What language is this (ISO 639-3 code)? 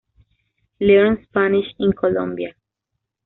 spa